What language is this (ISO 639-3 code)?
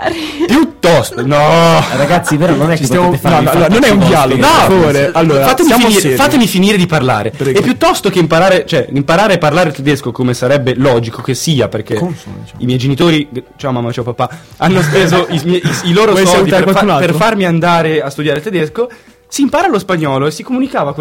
ita